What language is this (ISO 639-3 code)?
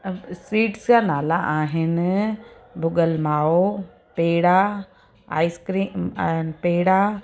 snd